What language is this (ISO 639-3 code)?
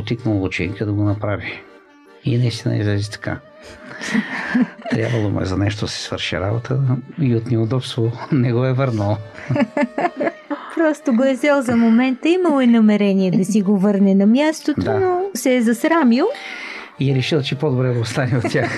bul